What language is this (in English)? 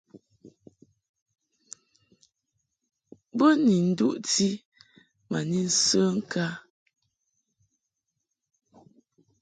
Mungaka